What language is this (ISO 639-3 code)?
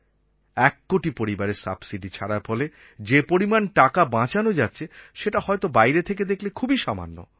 ben